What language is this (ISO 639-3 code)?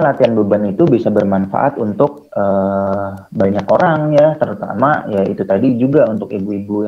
ind